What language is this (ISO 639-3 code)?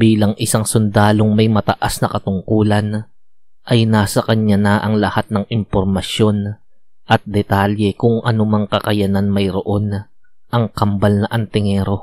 fil